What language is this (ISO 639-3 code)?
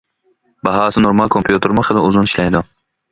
uig